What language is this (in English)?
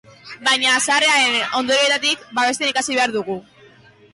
Basque